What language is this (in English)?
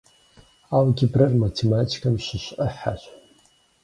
Kabardian